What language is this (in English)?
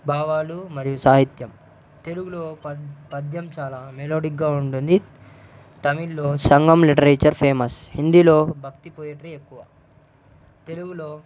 Telugu